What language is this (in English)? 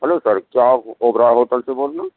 Urdu